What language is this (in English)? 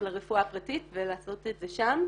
Hebrew